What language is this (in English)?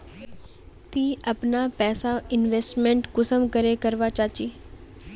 Magahi